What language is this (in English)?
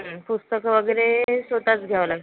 Marathi